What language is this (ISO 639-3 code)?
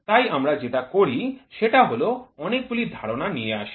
ben